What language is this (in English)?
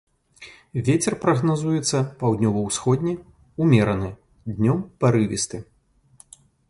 Belarusian